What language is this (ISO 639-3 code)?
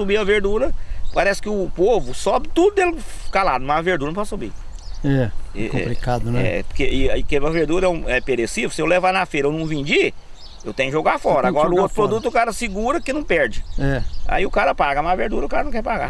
por